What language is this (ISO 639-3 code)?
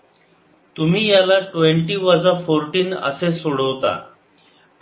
mar